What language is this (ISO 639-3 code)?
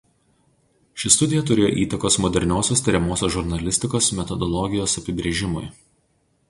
lit